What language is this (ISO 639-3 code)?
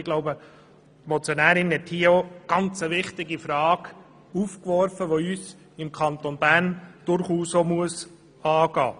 gsw